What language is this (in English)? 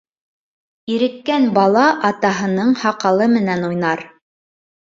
Bashkir